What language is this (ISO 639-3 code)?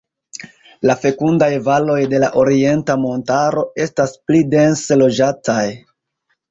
epo